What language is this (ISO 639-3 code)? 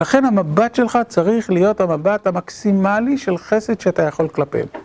heb